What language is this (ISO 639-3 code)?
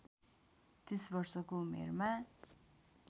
nep